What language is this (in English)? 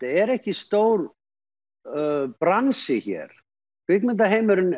Icelandic